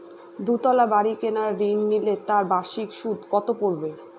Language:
Bangla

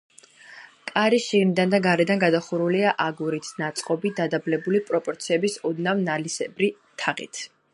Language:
Georgian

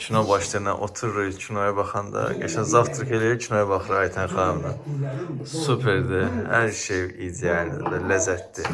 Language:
Turkish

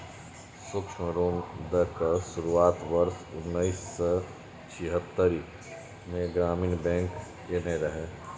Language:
Maithili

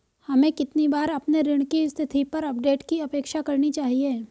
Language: Hindi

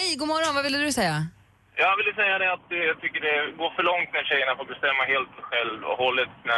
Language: Swedish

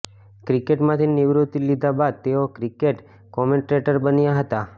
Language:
Gujarati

